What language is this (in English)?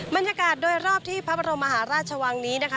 Thai